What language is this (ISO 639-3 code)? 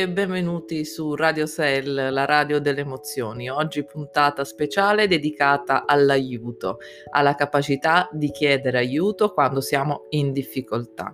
ita